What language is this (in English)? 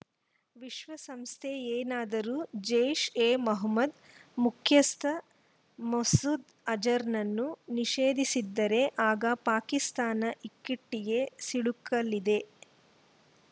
Kannada